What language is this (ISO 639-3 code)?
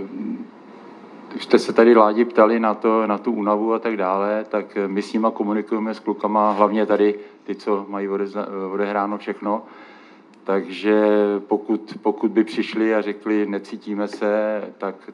ces